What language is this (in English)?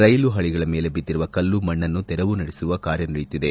Kannada